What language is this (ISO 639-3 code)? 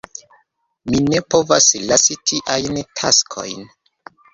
epo